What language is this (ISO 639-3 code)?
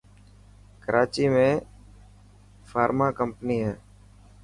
mki